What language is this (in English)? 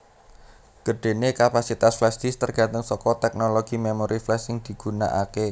Javanese